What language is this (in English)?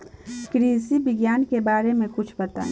Bhojpuri